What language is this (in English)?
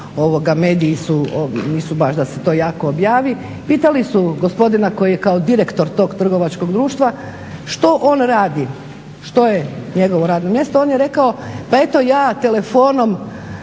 Croatian